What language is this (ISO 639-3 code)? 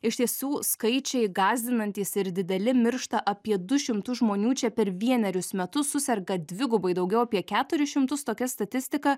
lit